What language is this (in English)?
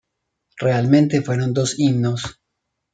Spanish